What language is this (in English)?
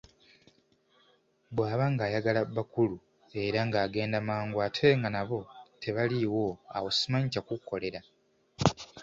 Ganda